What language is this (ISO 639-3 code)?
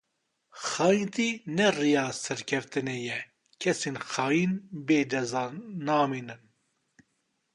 kur